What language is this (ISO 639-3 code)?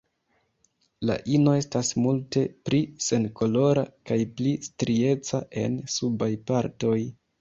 epo